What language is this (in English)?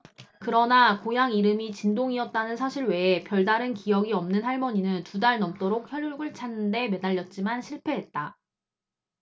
Korean